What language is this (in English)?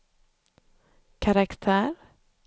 Swedish